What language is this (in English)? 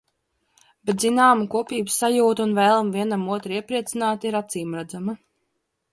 Latvian